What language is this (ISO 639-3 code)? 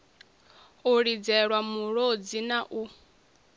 ven